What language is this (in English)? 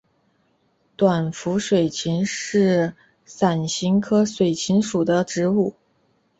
Chinese